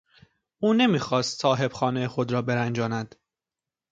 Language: Persian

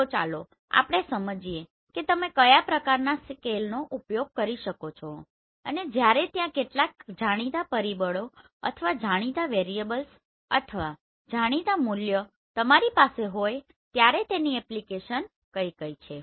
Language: Gujarati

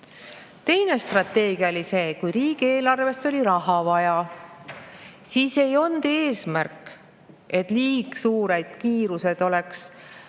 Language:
Estonian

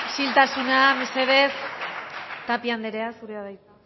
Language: Basque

